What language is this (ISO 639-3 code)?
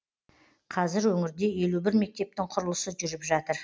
kaz